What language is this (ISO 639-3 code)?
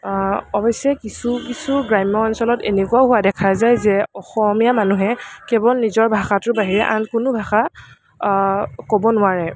asm